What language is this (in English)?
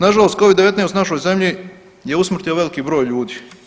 Croatian